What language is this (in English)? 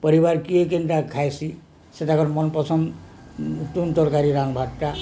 Odia